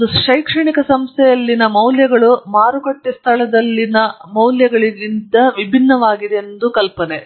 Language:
Kannada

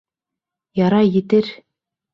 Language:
Bashkir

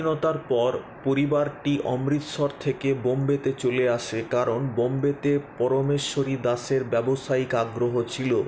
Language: Bangla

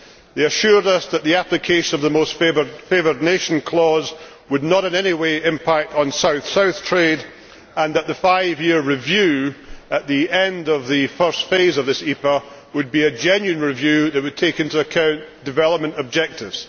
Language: English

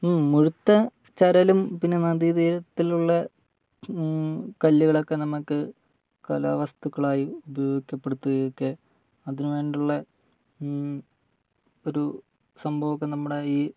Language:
Malayalam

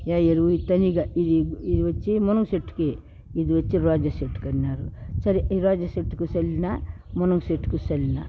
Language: Telugu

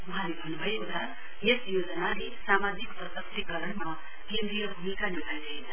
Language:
Nepali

